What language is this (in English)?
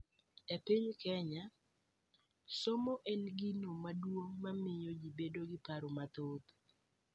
Luo (Kenya and Tanzania)